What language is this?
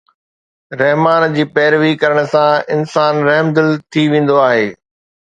Sindhi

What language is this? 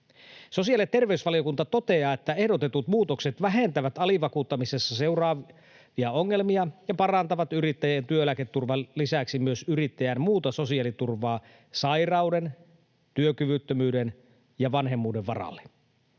Finnish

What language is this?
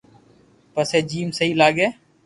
Loarki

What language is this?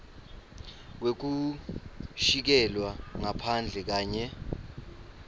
Swati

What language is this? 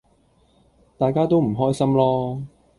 Cantonese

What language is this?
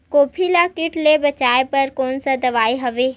Chhattisgarhi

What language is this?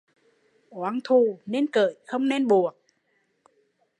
Vietnamese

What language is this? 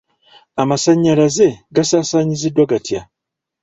Ganda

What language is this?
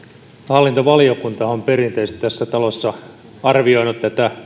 Finnish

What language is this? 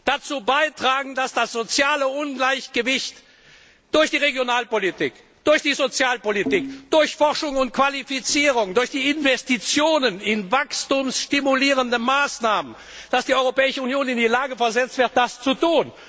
German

